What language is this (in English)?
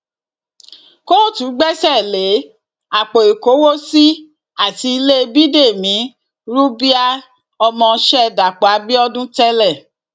Yoruba